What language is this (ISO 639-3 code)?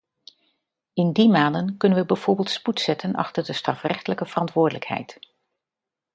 nld